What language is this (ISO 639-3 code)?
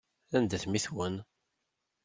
kab